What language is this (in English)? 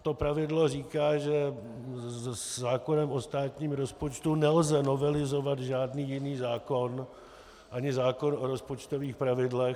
Czech